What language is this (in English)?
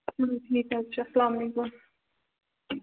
Kashmiri